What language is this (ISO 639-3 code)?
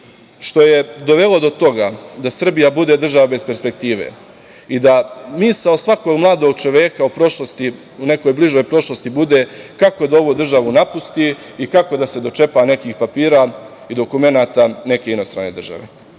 srp